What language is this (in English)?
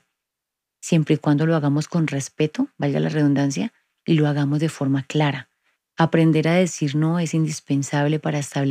Spanish